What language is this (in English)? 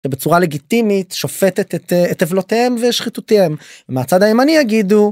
Hebrew